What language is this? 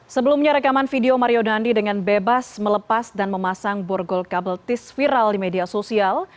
Indonesian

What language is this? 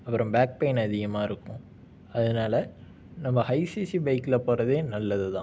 Tamil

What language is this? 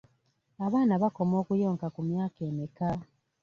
Ganda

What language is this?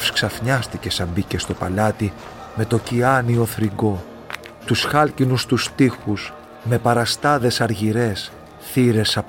Greek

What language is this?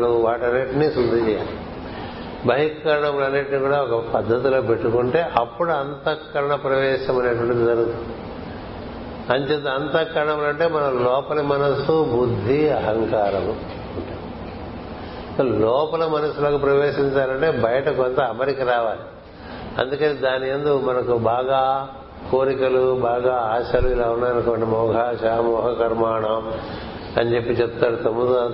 Telugu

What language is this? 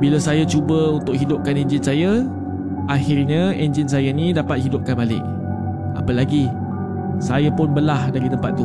Malay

